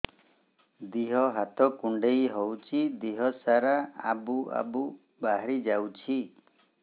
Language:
Odia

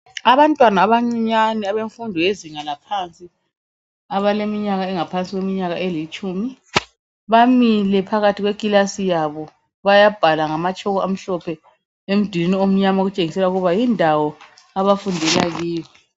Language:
North Ndebele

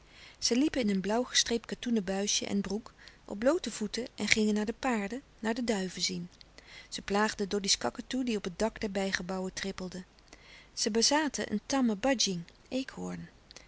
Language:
Dutch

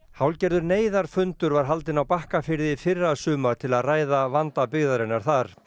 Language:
Icelandic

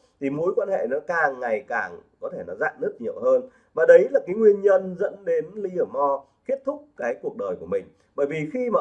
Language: Vietnamese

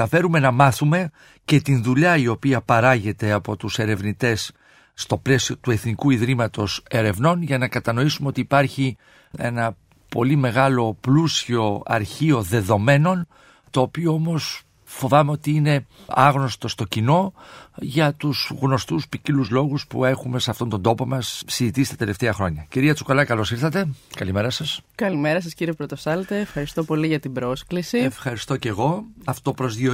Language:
Greek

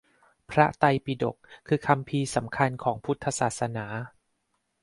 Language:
Thai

